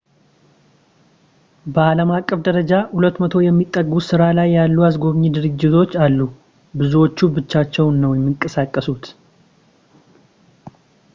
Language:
Amharic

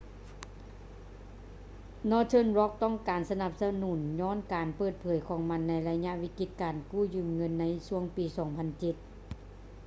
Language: Lao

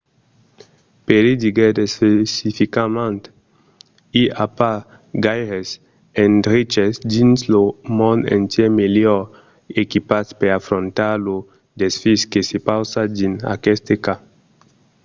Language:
Occitan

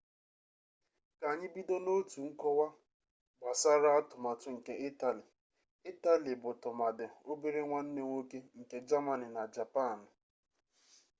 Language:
Igbo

